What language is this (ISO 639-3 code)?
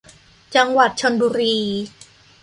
tha